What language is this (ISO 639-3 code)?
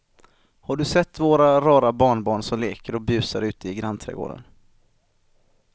swe